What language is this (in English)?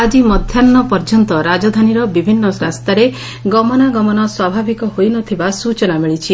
Odia